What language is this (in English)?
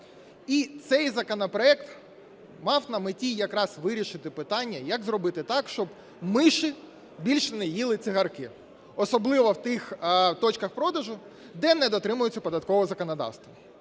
Ukrainian